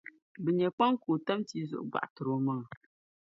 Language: Dagbani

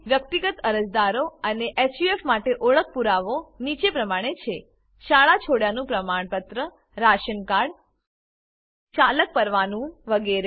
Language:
Gujarati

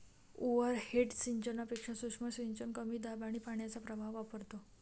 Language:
Marathi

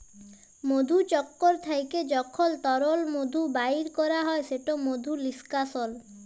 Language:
Bangla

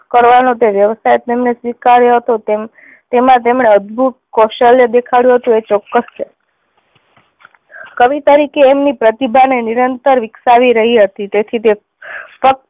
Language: Gujarati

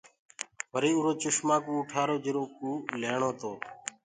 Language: Gurgula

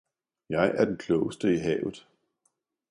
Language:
Danish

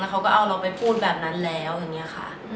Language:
Thai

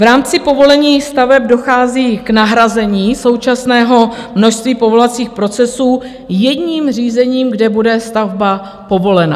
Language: Czech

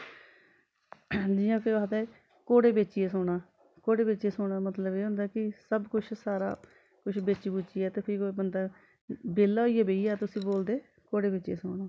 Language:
Dogri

